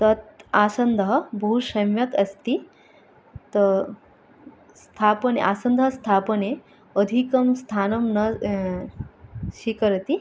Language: Sanskrit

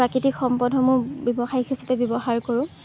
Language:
Assamese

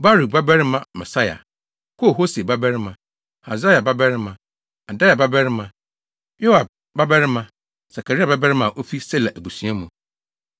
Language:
Akan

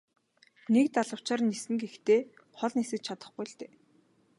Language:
Mongolian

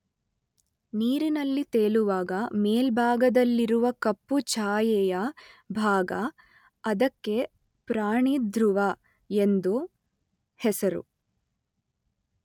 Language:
Kannada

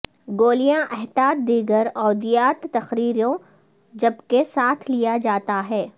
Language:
Urdu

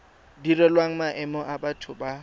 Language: Tswana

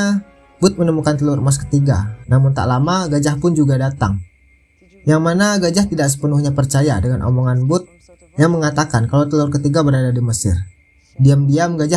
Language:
Indonesian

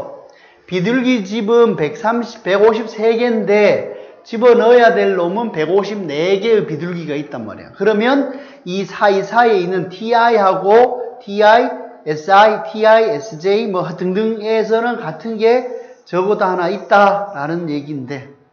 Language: Korean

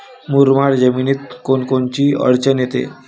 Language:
Marathi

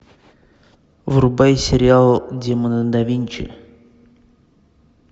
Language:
Russian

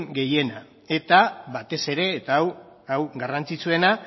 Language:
Basque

